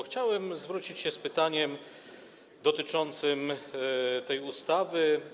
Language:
Polish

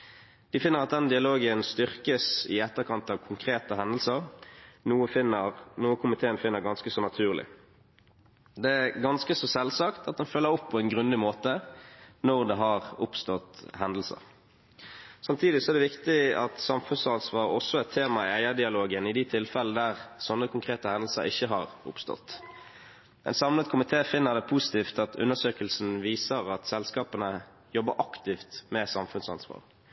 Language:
Norwegian Bokmål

